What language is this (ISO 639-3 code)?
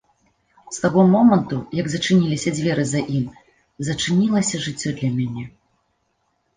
bel